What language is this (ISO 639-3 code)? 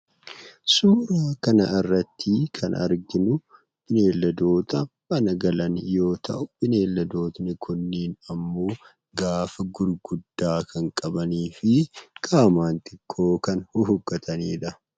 orm